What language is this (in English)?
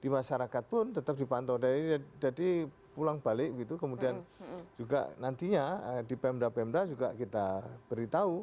Indonesian